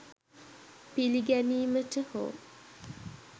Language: Sinhala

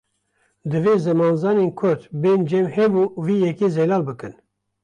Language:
Kurdish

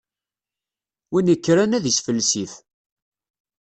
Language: Kabyle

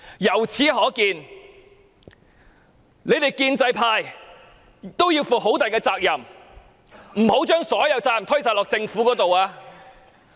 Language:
Cantonese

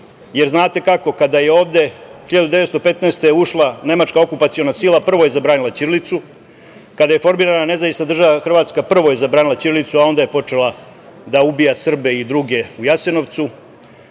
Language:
Serbian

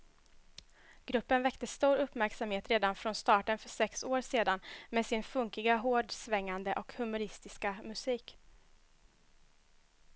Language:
Swedish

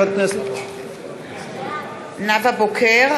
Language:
Hebrew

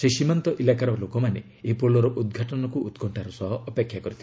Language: Odia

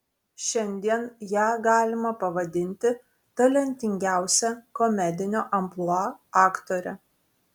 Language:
Lithuanian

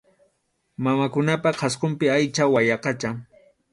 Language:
Arequipa-La Unión Quechua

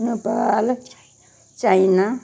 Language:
Dogri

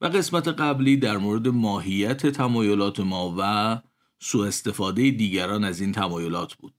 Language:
Persian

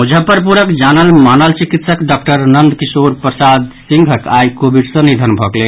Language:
Maithili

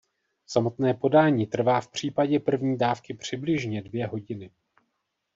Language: Czech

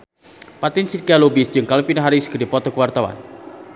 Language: Sundanese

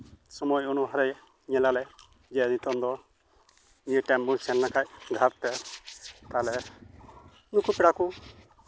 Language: Santali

